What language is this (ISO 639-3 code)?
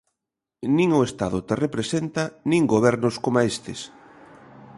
glg